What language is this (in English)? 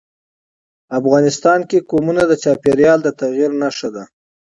Pashto